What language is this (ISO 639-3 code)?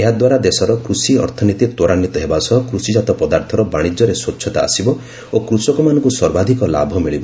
ori